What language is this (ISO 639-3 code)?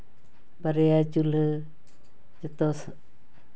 sat